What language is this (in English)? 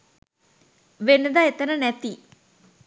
Sinhala